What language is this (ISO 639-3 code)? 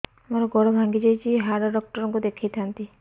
ori